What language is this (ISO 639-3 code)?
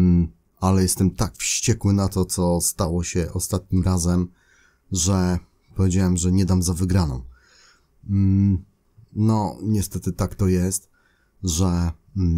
pol